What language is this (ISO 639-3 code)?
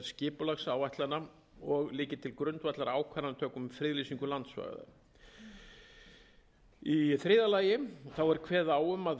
isl